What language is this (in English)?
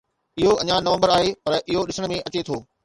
Sindhi